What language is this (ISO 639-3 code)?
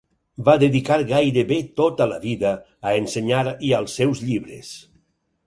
cat